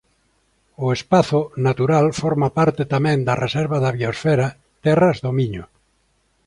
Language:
Galician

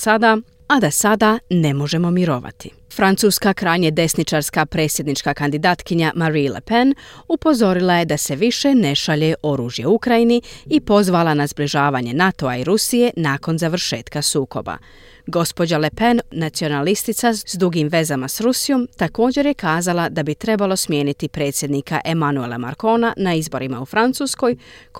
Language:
Croatian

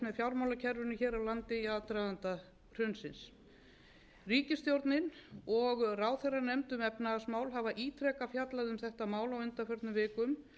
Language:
Icelandic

